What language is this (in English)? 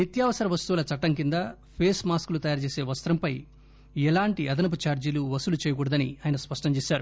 Telugu